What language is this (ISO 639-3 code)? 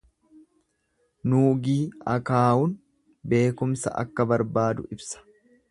orm